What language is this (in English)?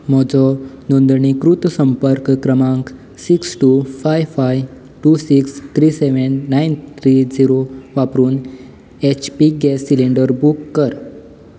Konkani